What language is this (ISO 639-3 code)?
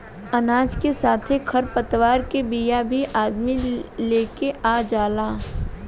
bho